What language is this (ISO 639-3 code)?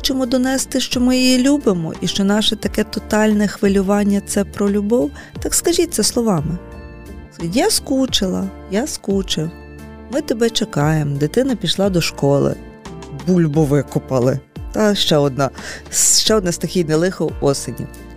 ukr